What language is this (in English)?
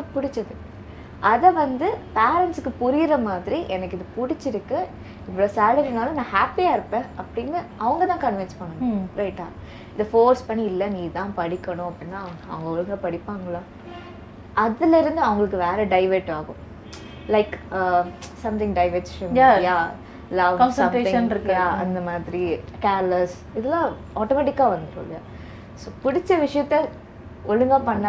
Tamil